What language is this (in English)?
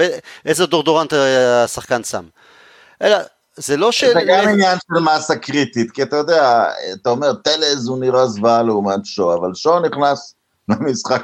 Hebrew